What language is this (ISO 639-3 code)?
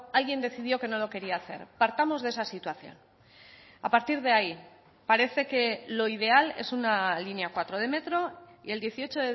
spa